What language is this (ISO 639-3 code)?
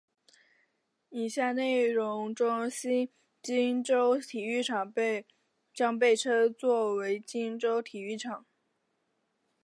zho